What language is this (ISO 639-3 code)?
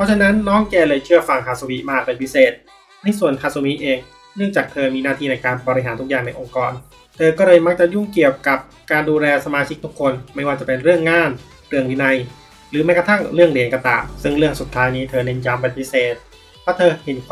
tha